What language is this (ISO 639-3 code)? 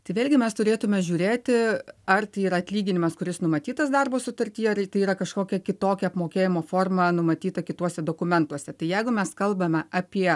lit